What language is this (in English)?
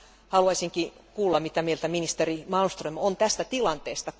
Finnish